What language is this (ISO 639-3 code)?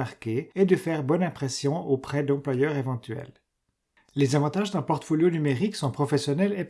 fra